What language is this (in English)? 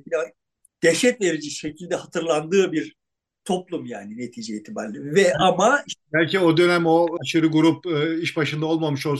Turkish